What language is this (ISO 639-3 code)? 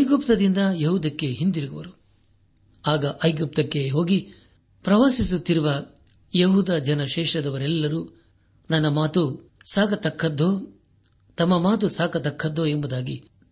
kan